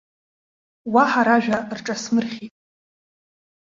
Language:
Abkhazian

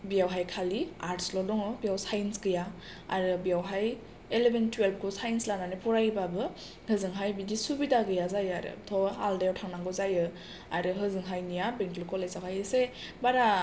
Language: Bodo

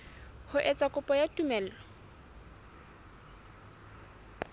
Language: Southern Sotho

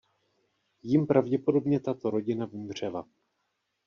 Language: Czech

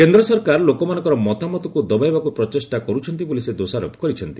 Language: Odia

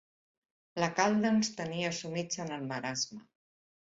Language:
Catalan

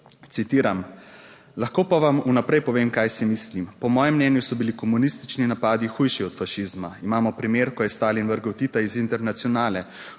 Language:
Slovenian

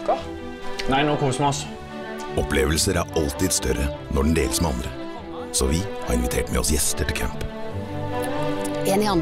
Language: Norwegian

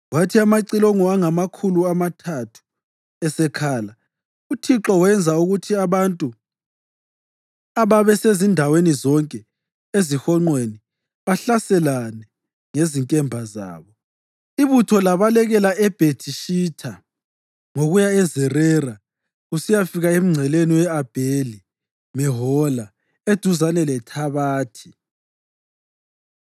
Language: North Ndebele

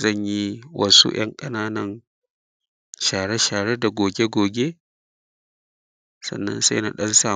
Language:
Hausa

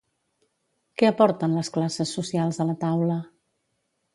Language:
Catalan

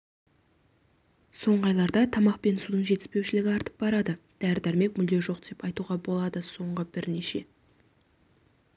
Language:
Kazakh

